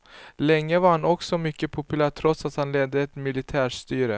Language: Swedish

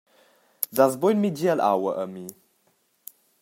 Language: Romansh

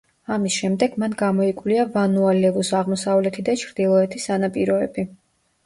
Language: Georgian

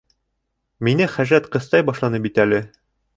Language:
Bashkir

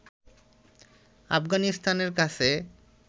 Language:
Bangla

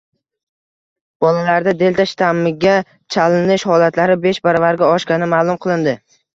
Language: Uzbek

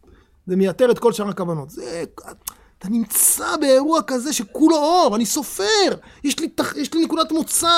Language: Hebrew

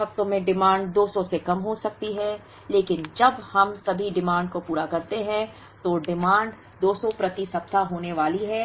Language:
Hindi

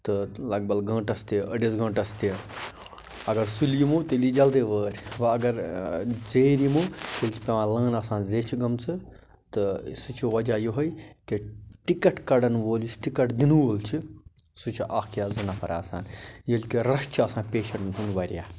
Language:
Kashmiri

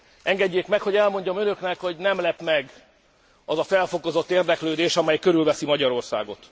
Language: Hungarian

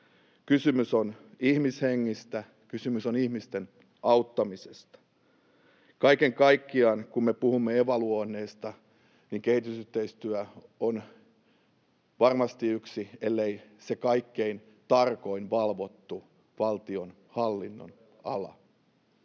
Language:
Finnish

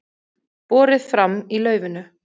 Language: Icelandic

